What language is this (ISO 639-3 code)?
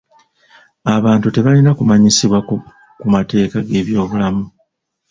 lug